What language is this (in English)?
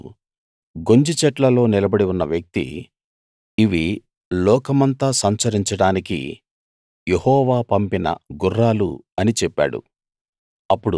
Telugu